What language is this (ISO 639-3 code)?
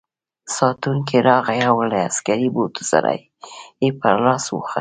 pus